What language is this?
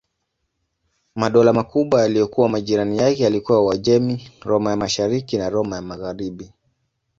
Swahili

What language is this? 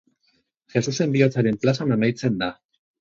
Basque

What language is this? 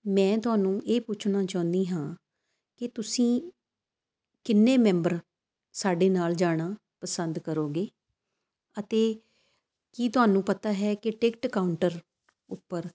Punjabi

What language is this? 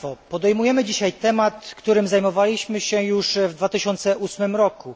Polish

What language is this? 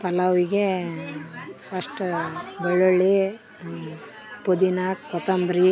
Kannada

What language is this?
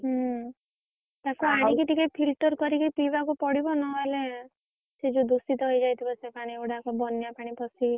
Odia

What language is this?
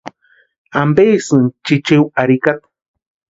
Western Highland Purepecha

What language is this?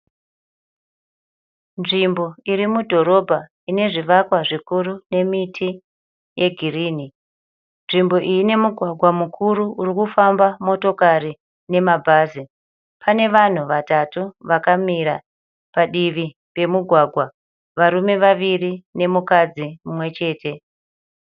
Shona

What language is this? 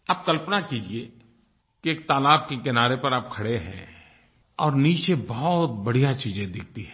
Hindi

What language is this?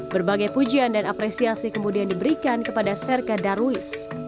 Indonesian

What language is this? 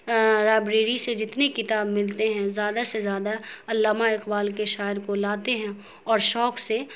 Urdu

